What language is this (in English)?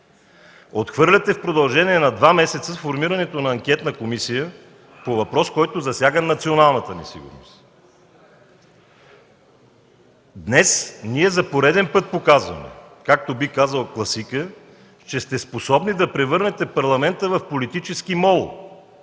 Bulgarian